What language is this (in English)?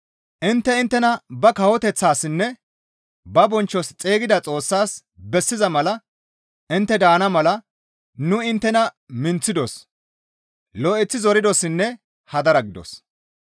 Gamo